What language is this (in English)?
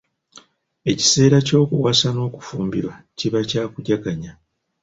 Ganda